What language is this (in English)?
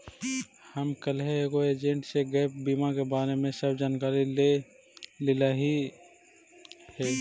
Magahi